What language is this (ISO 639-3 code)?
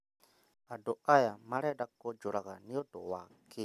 kik